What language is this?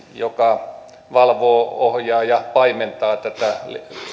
Finnish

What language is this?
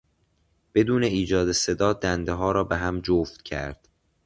Persian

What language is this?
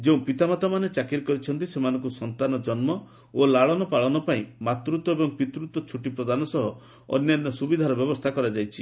Odia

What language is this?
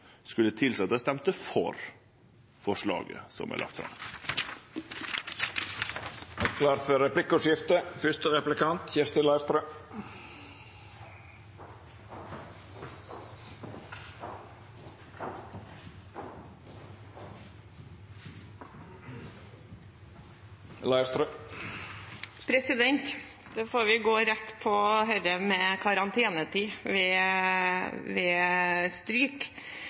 Norwegian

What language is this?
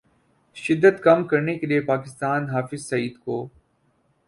Urdu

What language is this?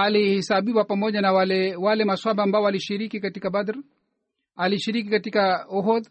Swahili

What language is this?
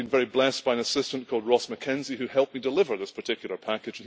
English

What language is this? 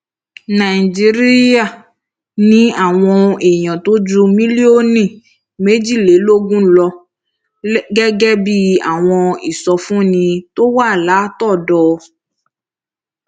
Yoruba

